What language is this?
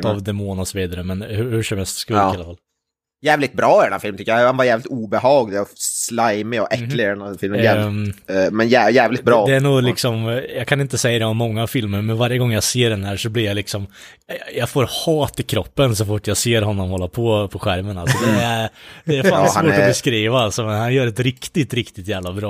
Swedish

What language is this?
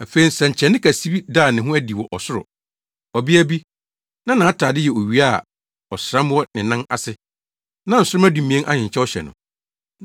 Akan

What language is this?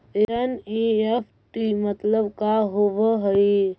Magahi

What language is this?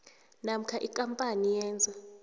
South Ndebele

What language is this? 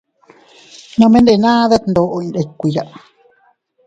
Teutila Cuicatec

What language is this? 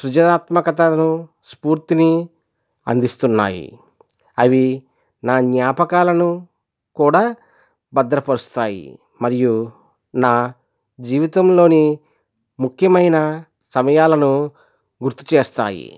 Telugu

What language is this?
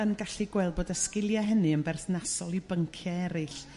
Welsh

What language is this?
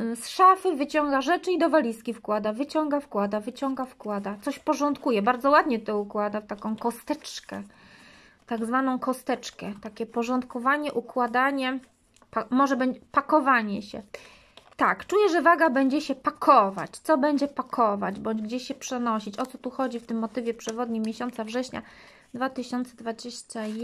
Polish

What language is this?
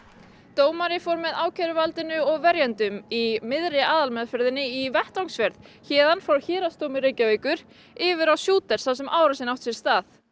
Icelandic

